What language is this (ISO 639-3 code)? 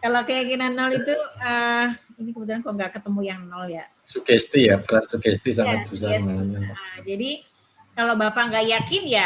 ind